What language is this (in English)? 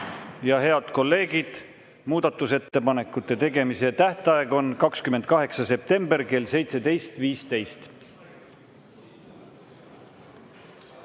Estonian